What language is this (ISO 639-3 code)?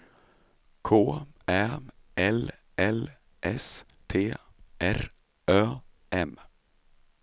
swe